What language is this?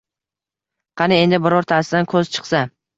Uzbek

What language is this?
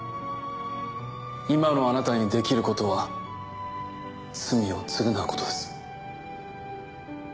Japanese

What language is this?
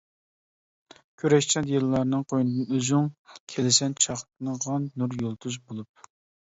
Uyghur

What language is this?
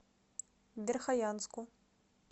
Russian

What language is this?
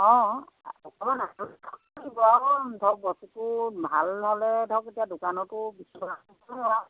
Assamese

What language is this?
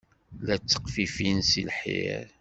Kabyle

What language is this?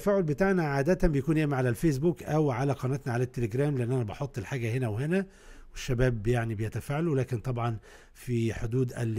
Arabic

